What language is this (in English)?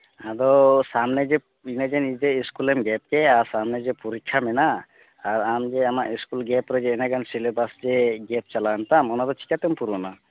Santali